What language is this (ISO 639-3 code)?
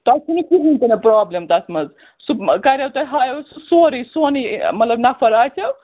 kas